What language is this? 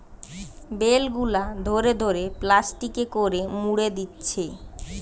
Bangla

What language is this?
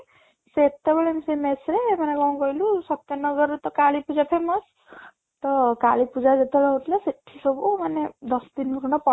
Odia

